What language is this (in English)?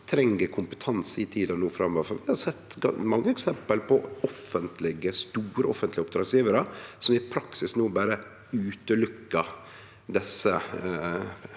Norwegian